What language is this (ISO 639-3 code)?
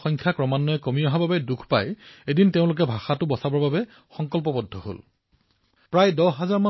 asm